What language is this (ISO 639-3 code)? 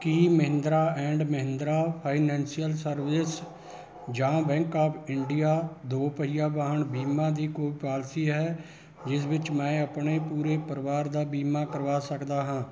pan